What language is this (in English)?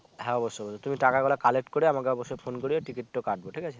Bangla